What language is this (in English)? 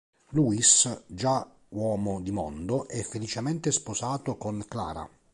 Italian